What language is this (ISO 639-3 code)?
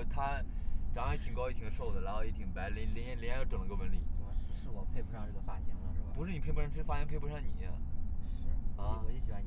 zho